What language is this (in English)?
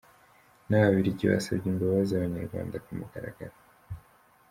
Kinyarwanda